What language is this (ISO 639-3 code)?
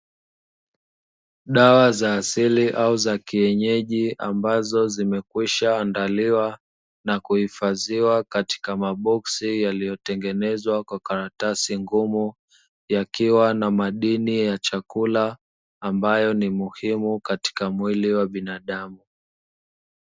swa